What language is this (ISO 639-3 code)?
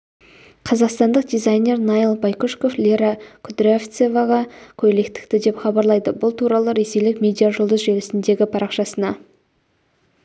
kaz